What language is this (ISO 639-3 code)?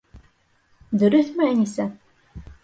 bak